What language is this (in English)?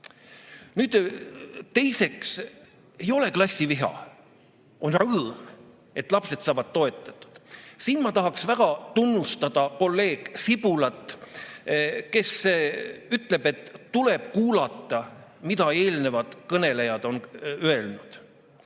Estonian